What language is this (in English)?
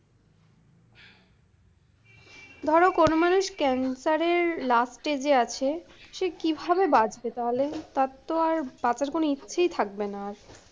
Bangla